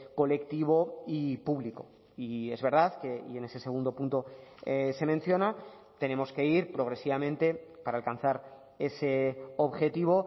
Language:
Spanish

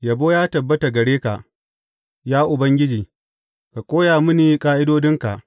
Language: Hausa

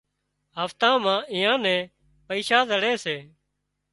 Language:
Wadiyara Koli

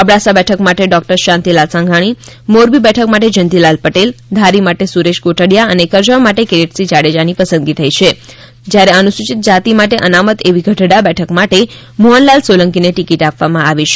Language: Gujarati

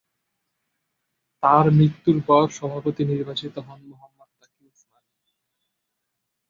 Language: Bangla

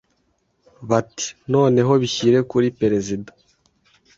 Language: Kinyarwanda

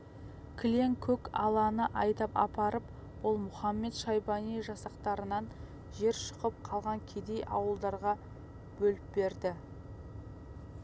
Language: Kazakh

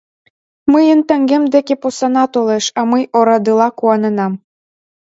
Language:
Mari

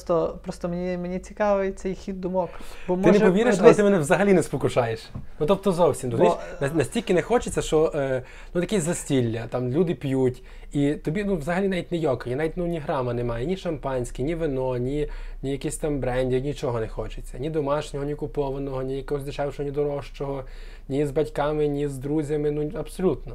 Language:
Ukrainian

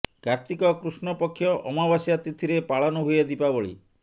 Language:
Odia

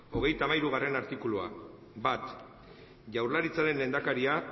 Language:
Basque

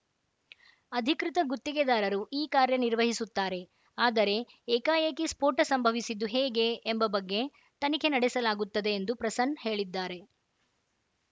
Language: Kannada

